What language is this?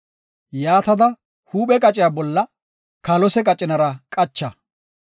Gofa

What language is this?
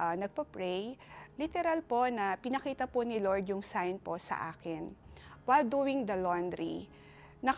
Filipino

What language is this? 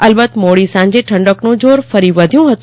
Gujarati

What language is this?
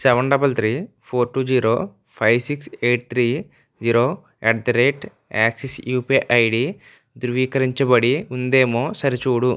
Telugu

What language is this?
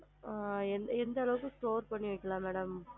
Tamil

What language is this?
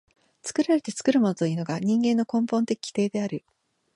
Japanese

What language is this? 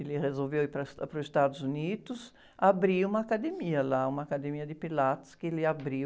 Portuguese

